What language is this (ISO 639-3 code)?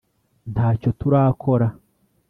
kin